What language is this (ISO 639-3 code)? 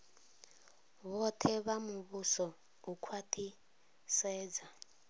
ven